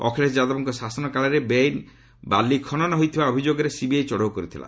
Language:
Odia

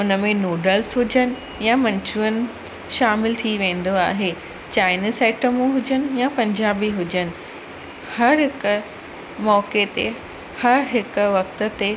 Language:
Sindhi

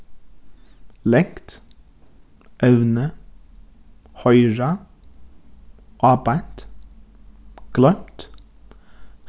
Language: Faroese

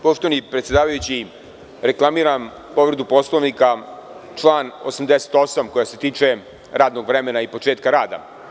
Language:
Serbian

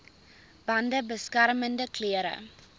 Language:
Afrikaans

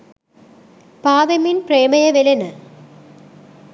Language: Sinhala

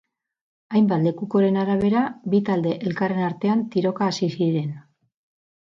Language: Basque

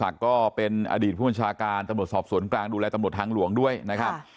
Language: Thai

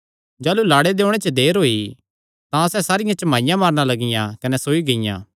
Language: Kangri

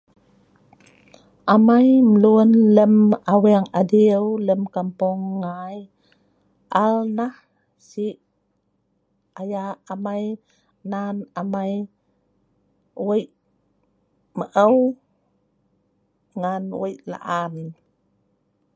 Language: Sa'ban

